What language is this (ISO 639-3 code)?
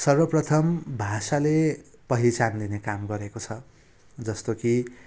nep